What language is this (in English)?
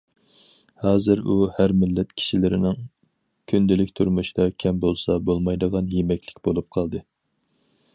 Uyghur